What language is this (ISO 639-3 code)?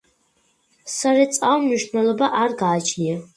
kat